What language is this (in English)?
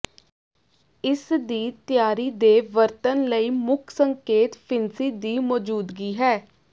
Punjabi